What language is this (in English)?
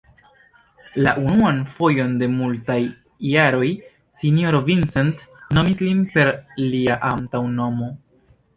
Esperanto